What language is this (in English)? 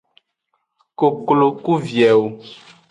Aja (Benin)